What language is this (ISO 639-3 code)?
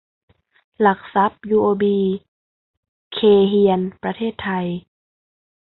tha